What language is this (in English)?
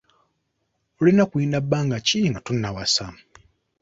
Ganda